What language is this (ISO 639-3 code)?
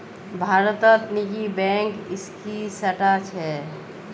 mag